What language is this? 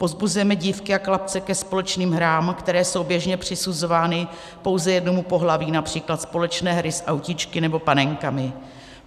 Czech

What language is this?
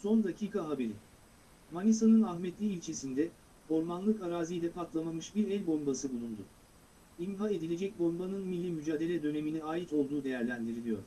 Turkish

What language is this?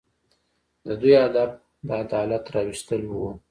Pashto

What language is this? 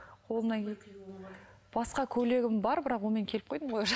Kazakh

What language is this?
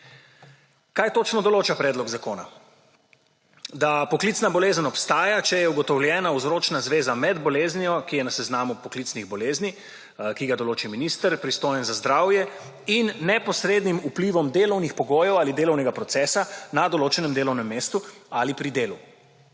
Slovenian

